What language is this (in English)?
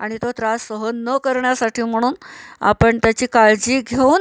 Marathi